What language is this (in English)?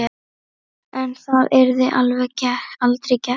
Icelandic